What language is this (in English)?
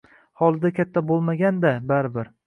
Uzbek